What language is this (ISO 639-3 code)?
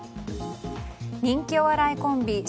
jpn